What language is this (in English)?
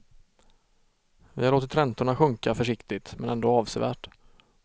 Swedish